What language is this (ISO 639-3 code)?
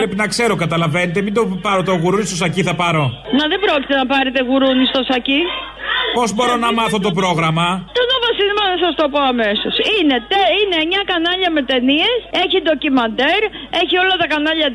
ell